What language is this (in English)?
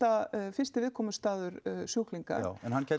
Icelandic